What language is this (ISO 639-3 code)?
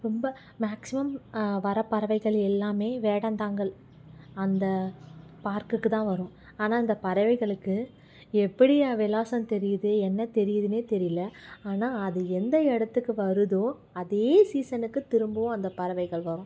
tam